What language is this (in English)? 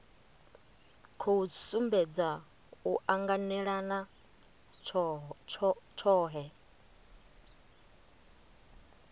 Venda